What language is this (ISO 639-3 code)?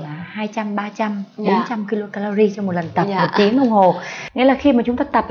vie